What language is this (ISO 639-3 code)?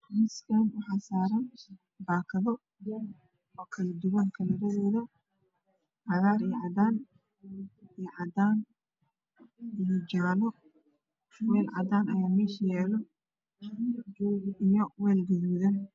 som